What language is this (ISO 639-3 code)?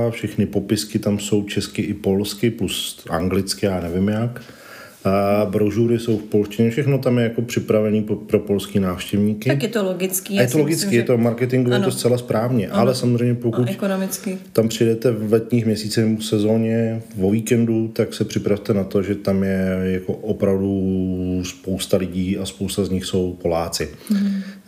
ces